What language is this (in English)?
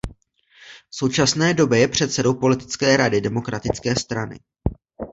Czech